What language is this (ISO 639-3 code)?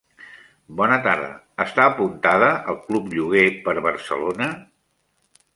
cat